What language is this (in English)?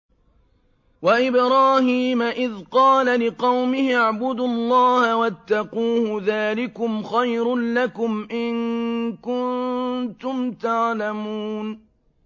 Arabic